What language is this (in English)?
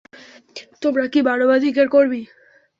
Bangla